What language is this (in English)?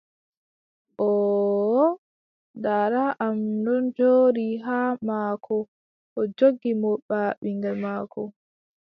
Adamawa Fulfulde